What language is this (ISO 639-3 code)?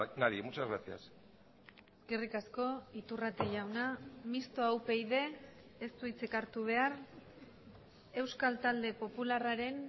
eus